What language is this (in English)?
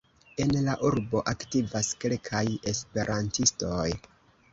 Esperanto